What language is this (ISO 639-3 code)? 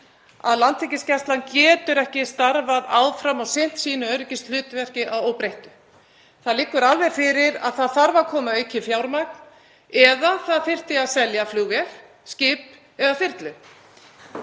isl